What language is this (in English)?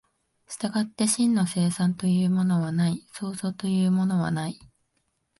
Japanese